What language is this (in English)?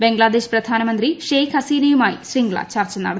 Malayalam